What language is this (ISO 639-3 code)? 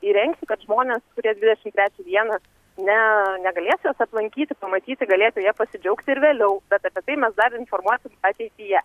lit